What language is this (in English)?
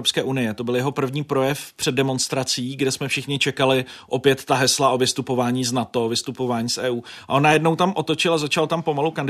Czech